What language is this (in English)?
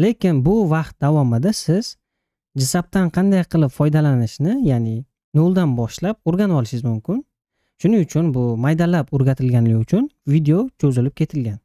Turkish